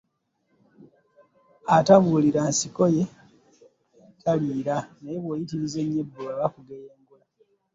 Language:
Ganda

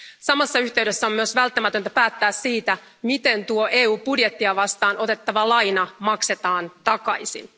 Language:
Finnish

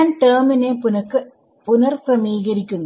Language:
Malayalam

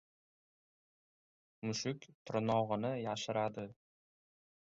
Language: Uzbek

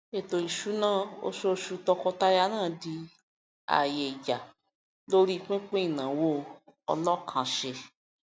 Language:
Yoruba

